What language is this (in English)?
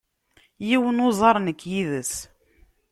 Kabyle